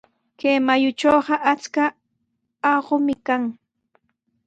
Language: Sihuas Ancash Quechua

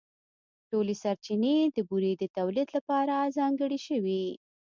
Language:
Pashto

